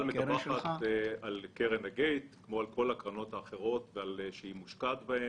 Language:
Hebrew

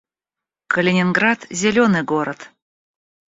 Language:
Russian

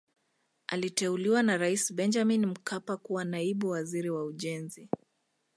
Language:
Swahili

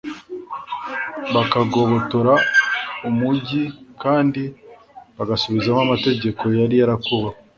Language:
Kinyarwanda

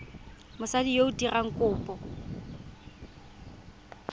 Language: Tswana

